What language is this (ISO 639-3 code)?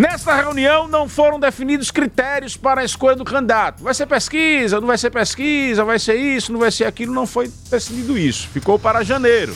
por